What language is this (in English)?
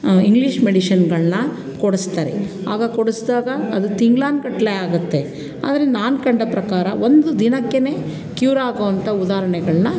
Kannada